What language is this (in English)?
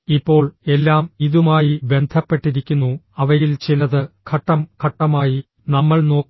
Malayalam